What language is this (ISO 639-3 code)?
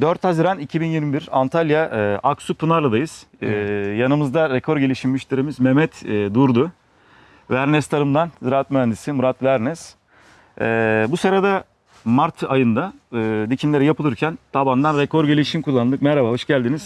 tur